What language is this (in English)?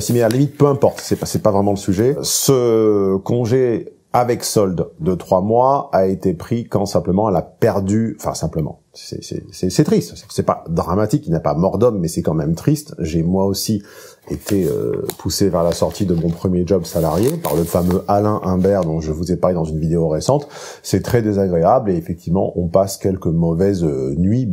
French